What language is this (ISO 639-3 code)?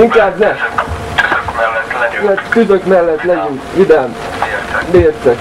hun